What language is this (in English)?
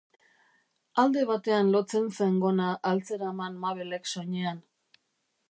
Basque